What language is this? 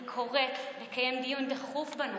Hebrew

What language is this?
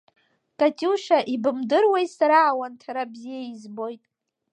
Abkhazian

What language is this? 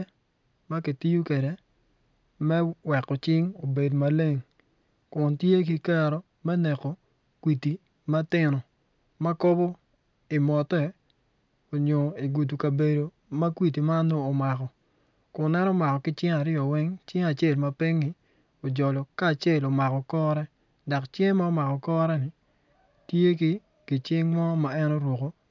Acoli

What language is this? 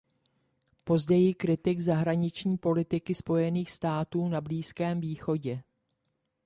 Czech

